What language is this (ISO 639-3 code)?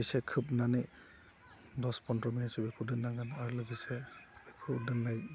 brx